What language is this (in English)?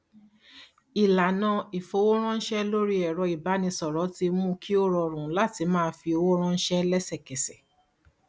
Yoruba